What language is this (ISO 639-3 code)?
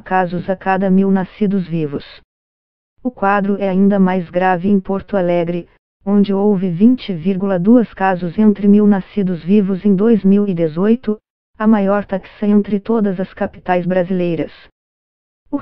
por